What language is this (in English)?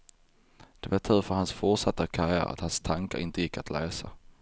Swedish